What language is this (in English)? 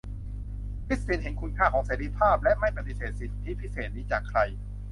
Thai